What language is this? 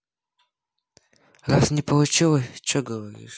Russian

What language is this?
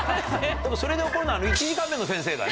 Japanese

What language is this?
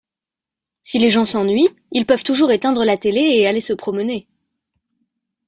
French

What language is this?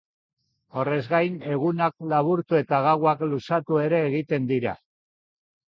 Basque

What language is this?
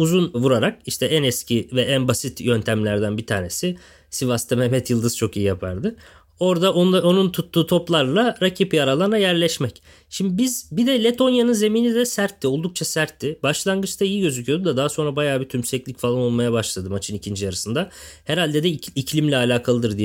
Turkish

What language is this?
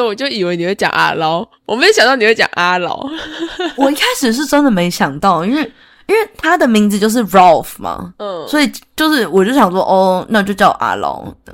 Chinese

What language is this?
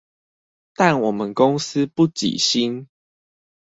Chinese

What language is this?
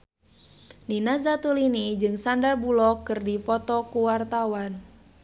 Sundanese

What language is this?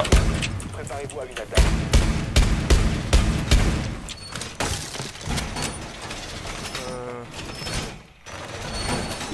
French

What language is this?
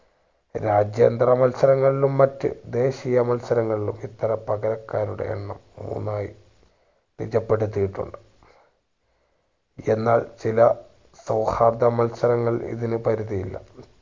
Malayalam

